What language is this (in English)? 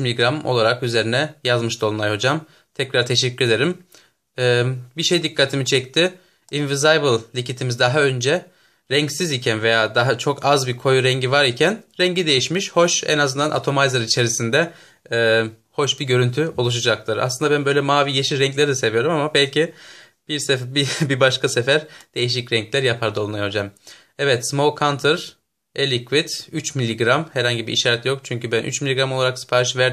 Turkish